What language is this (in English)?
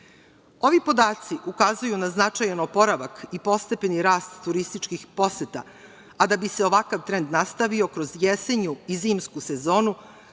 Serbian